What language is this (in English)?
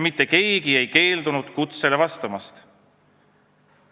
Estonian